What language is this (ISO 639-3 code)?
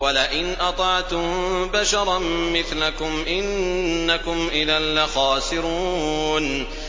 ara